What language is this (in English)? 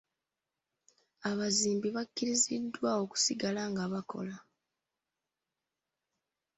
Ganda